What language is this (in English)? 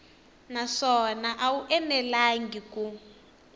Tsonga